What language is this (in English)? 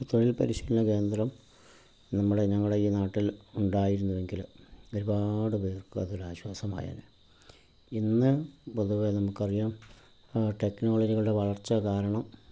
Malayalam